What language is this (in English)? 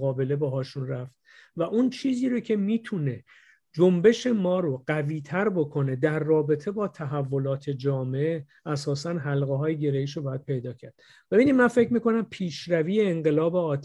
Persian